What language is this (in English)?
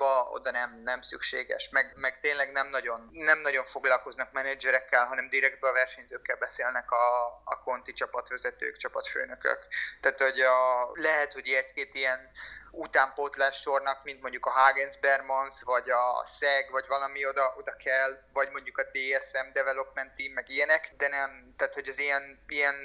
Hungarian